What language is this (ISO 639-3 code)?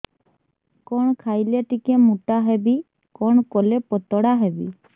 ori